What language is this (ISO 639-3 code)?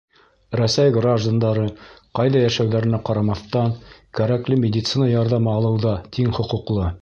bak